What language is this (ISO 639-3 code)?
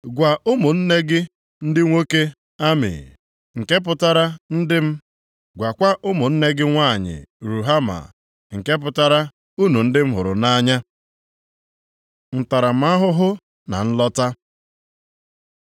ibo